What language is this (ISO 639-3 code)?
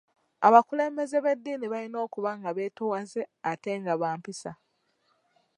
lug